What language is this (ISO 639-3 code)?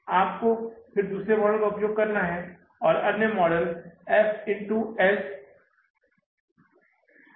hin